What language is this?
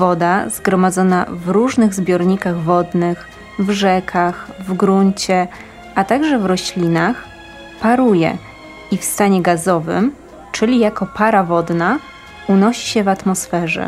Polish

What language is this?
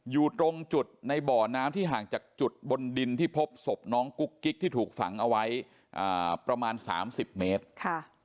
Thai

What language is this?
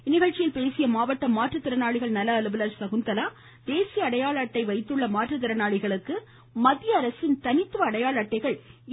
Tamil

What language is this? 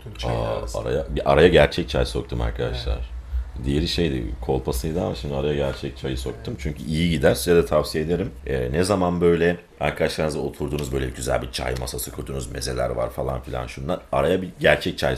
Turkish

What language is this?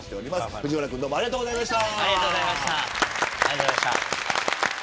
Japanese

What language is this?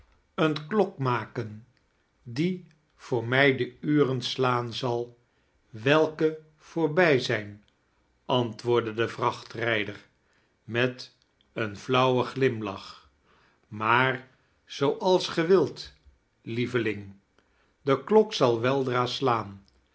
Dutch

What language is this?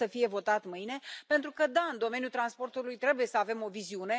Romanian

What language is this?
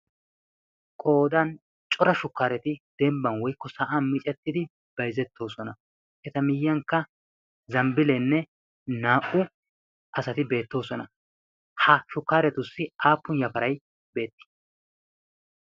Wolaytta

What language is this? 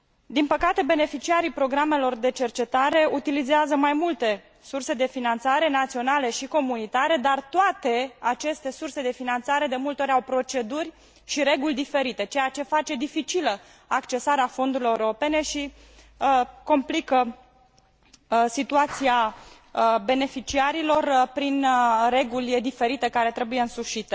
Romanian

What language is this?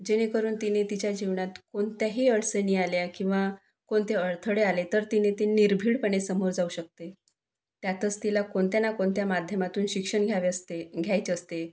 Marathi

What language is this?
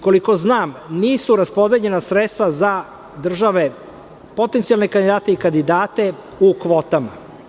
Serbian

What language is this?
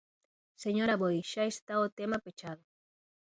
Galician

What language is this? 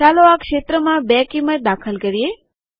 Gujarati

